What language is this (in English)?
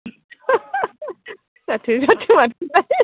Bodo